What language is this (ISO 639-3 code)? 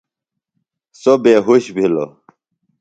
phl